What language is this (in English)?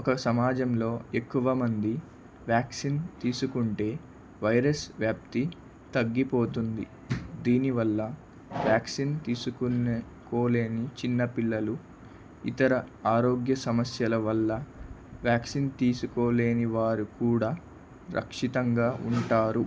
Telugu